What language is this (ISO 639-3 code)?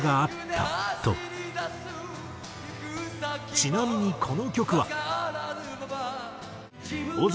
jpn